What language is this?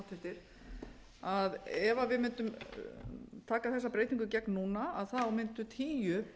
Icelandic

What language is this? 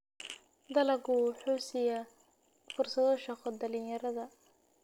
Somali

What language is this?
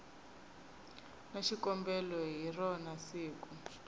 Tsonga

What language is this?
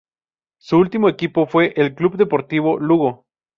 Spanish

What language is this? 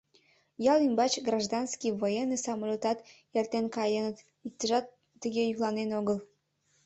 Mari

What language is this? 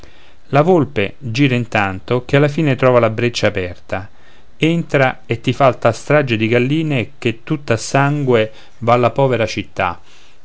Italian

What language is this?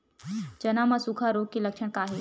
Chhattisgarhi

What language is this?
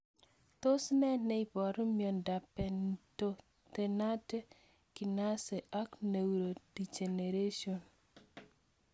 Kalenjin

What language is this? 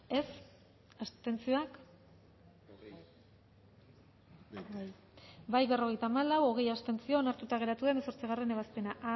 Basque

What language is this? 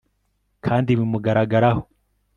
Kinyarwanda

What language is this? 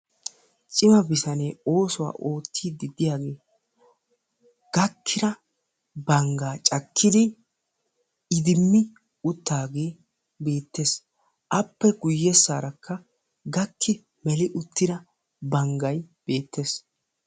Wolaytta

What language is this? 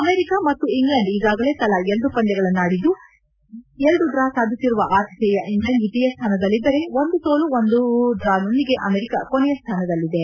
Kannada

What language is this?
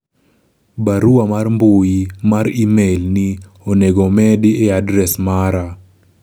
Luo (Kenya and Tanzania)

